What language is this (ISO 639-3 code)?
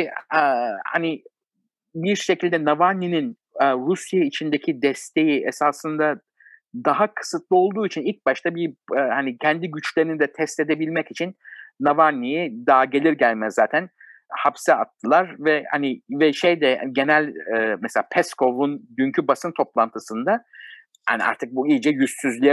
tur